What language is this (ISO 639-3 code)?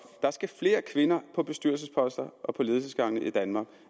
dan